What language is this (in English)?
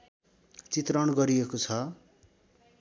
Nepali